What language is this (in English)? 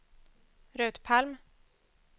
Swedish